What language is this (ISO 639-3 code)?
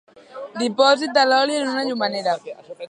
cat